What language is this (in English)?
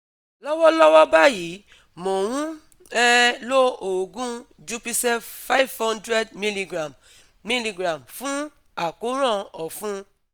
Yoruba